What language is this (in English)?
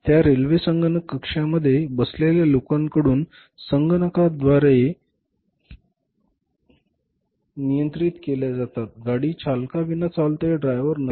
Marathi